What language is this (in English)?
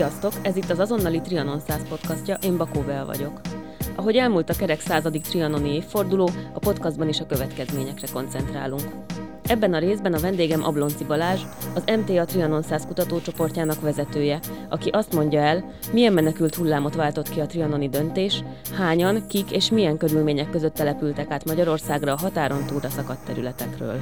Hungarian